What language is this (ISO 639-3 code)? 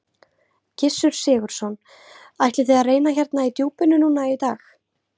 isl